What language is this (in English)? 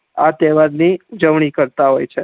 Gujarati